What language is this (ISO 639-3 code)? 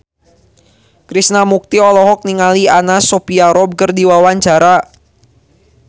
sun